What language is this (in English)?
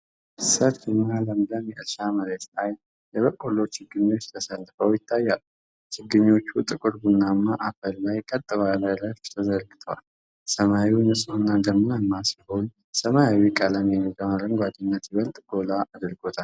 Amharic